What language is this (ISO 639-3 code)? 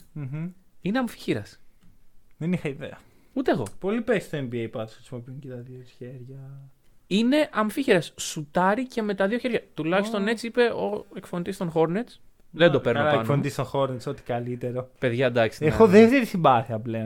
ell